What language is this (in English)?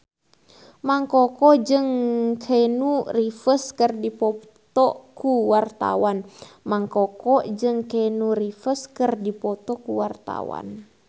Sundanese